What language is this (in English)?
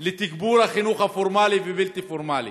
Hebrew